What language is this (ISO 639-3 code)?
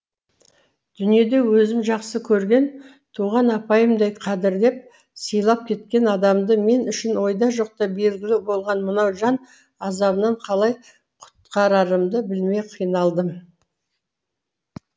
kaz